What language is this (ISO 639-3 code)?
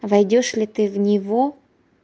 rus